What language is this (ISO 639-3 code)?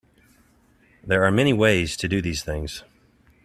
eng